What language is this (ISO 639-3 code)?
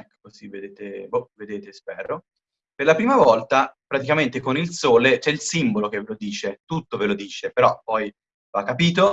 ita